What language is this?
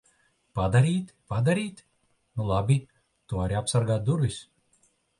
Latvian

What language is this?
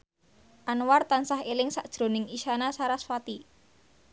Javanese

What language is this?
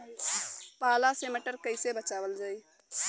Bhojpuri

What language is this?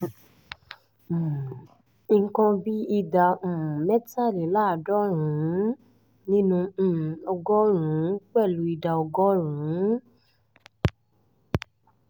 Yoruba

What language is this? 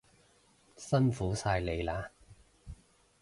Cantonese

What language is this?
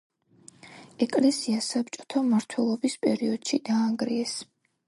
Georgian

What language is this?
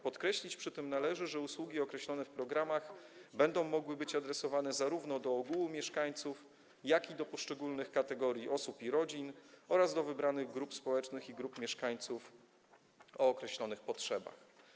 Polish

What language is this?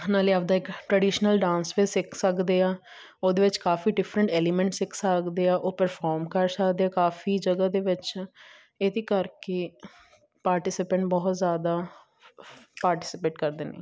Punjabi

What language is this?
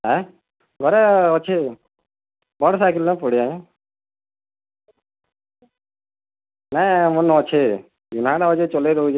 Odia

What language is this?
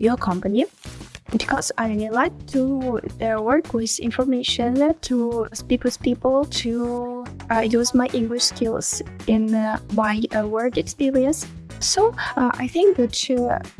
English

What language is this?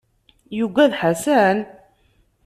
Kabyle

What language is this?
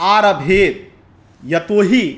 Sanskrit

